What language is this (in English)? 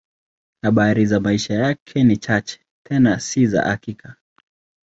Swahili